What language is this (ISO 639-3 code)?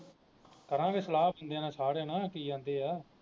pan